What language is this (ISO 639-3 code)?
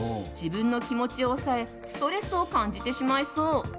jpn